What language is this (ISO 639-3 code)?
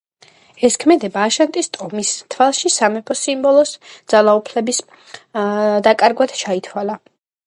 kat